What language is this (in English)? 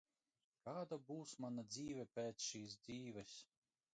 Latvian